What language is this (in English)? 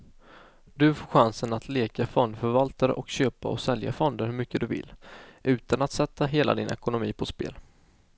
Swedish